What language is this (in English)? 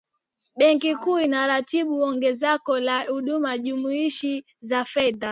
Swahili